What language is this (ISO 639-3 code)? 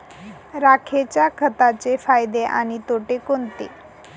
mar